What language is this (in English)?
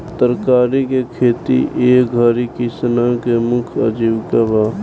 Bhojpuri